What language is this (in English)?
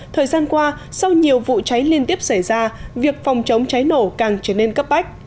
Vietnamese